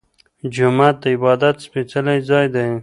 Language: Pashto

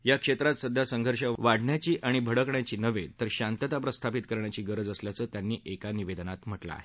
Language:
Marathi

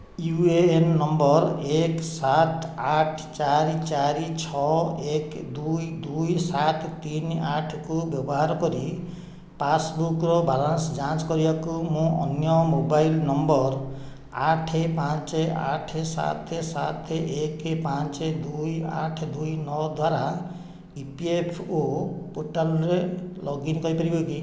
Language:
Odia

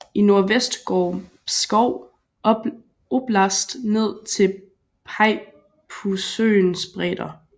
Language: Danish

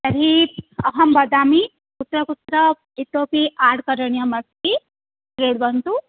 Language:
Sanskrit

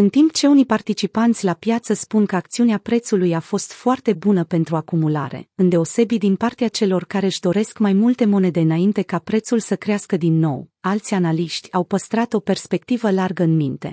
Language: Romanian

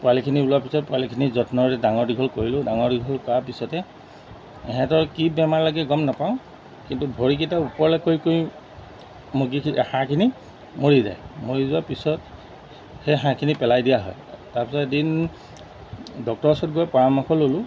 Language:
Assamese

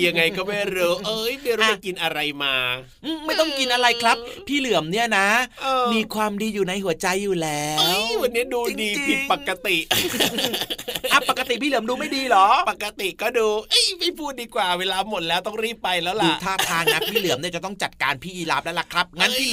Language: Thai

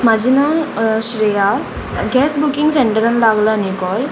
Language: Konkani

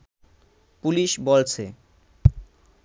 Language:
Bangla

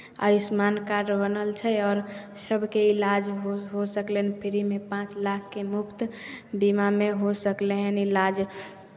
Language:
Maithili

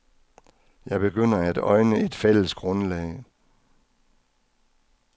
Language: Danish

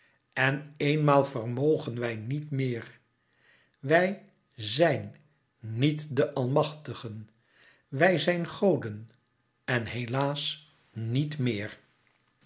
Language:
Dutch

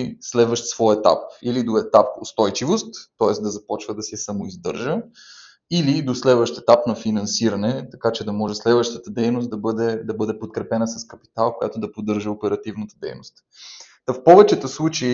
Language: Bulgarian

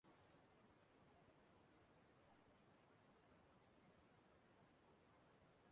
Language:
Igbo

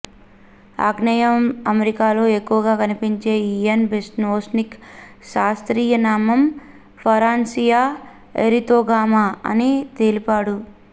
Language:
Telugu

